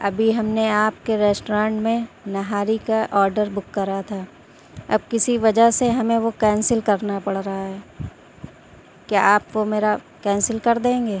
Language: Urdu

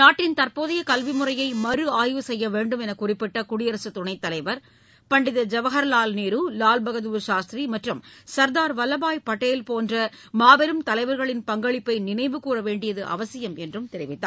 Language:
Tamil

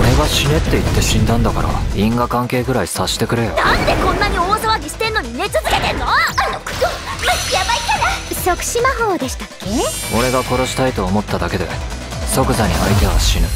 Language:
Japanese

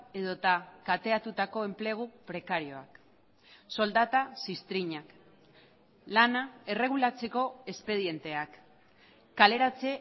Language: Basque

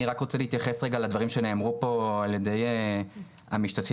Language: Hebrew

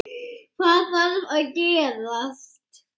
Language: Icelandic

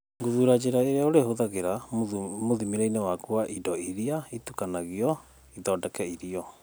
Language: Kikuyu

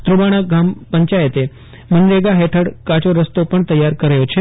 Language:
Gujarati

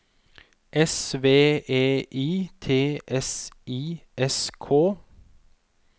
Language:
Norwegian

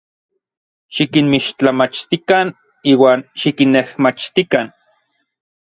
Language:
Orizaba Nahuatl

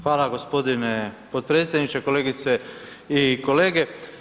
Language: Croatian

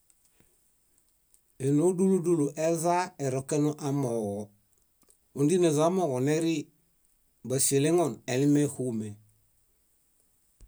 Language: Bayot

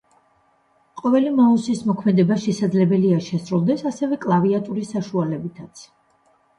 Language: Georgian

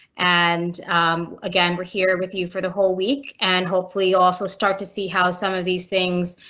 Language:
English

